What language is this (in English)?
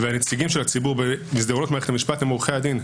Hebrew